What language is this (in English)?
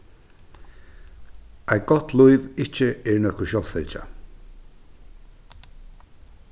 Faroese